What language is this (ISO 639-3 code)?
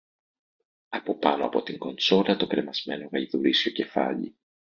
ell